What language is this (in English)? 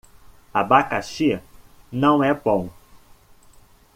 Portuguese